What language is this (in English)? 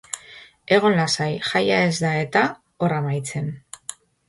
Basque